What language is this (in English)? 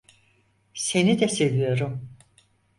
Turkish